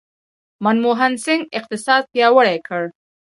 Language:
Pashto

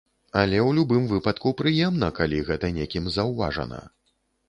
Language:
Belarusian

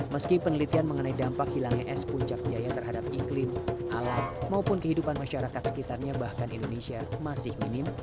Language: Indonesian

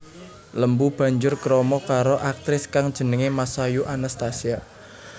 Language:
Javanese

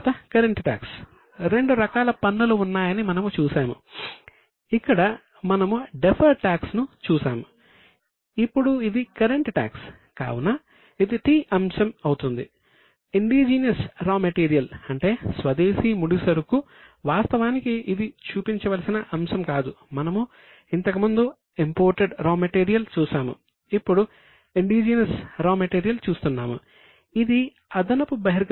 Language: Telugu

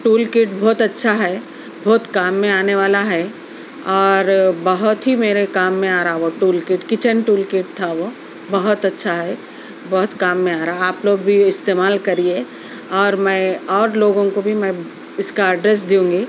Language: Urdu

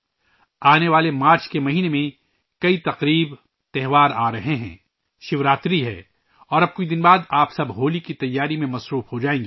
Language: Urdu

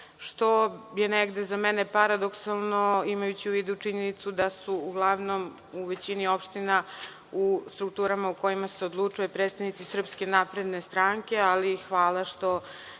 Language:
Serbian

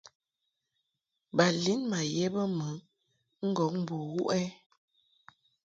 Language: Mungaka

